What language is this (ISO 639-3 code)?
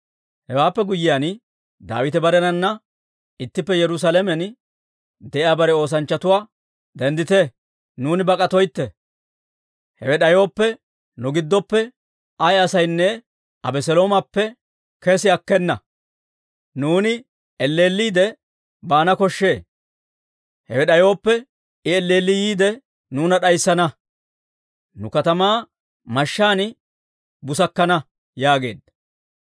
dwr